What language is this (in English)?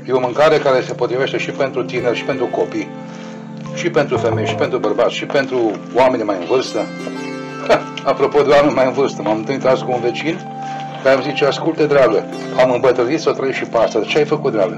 Romanian